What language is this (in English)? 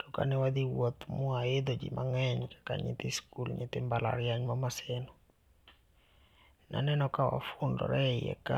Luo (Kenya and Tanzania)